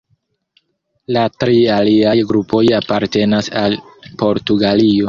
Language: Esperanto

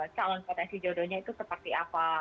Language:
Indonesian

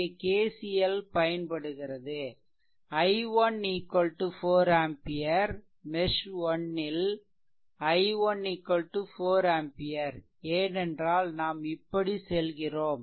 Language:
Tamil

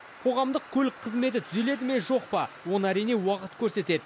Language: Kazakh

